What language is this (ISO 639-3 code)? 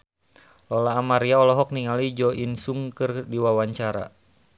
sun